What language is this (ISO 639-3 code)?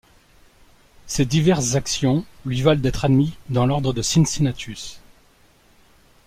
fra